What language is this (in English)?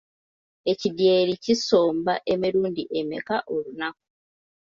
Ganda